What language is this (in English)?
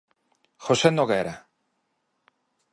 Galician